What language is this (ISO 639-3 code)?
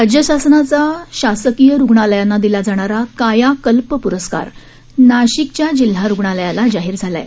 mar